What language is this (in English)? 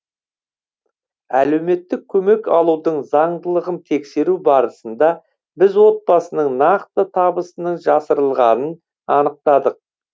Kazakh